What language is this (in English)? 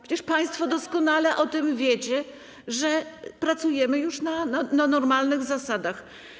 Polish